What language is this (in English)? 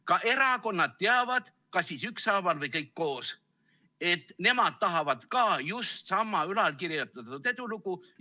Estonian